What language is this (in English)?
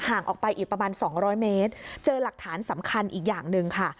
Thai